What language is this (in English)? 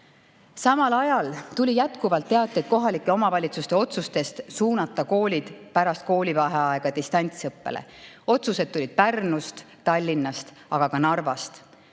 Estonian